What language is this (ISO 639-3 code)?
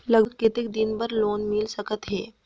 hne